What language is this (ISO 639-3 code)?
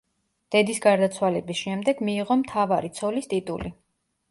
kat